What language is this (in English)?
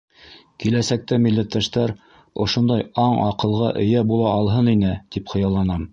Bashkir